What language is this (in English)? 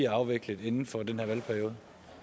Danish